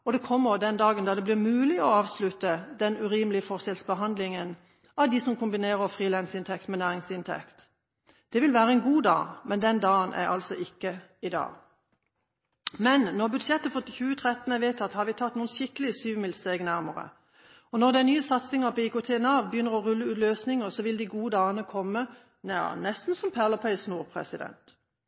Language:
Norwegian Bokmål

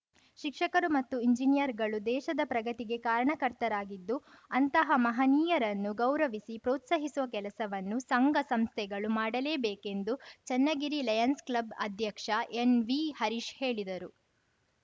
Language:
Kannada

